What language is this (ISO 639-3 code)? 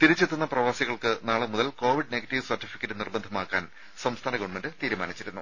mal